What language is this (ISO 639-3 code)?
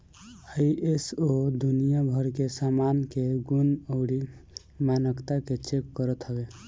bho